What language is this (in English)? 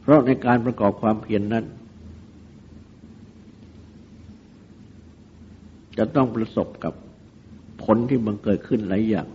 Thai